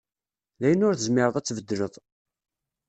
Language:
Kabyle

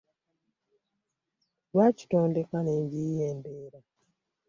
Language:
Ganda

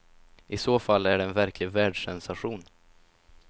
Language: Swedish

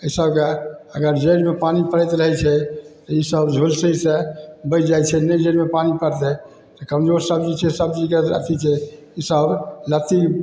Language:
Maithili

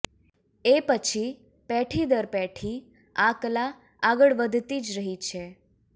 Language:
Gujarati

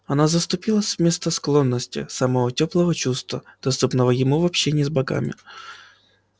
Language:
Russian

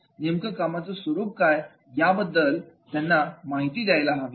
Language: Marathi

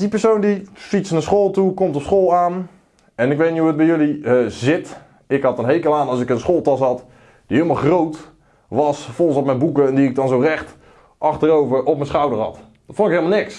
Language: Dutch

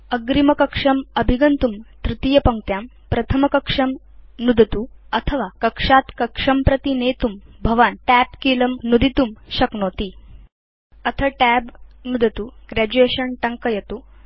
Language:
Sanskrit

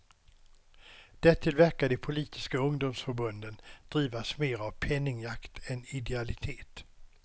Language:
Swedish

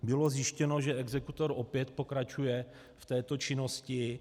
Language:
Czech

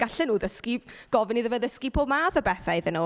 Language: Welsh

